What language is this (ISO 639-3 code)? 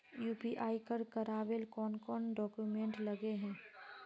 mag